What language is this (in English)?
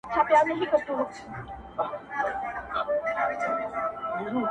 Pashto